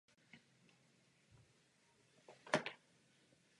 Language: Czech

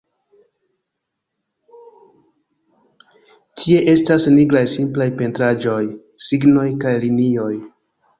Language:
Esperanto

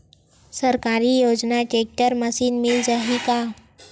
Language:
Chhattisgarhi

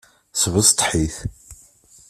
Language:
Kabyle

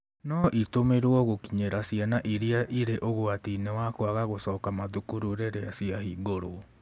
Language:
Kikuyu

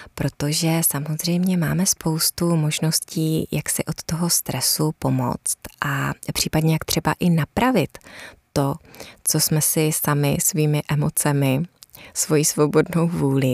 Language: Czech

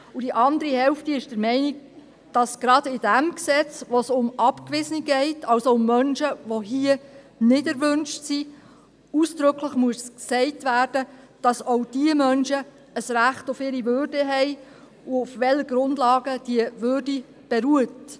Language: Swiss German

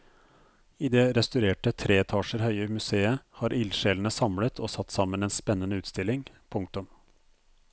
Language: Norwegian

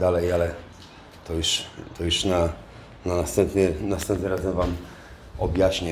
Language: Polish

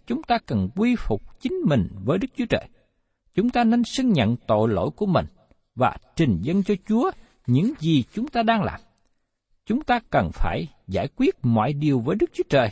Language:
Vietnamese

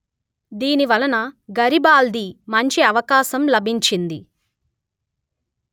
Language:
Telugu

